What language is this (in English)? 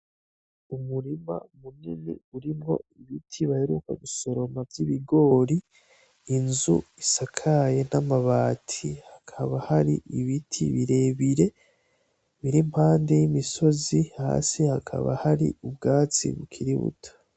Rundi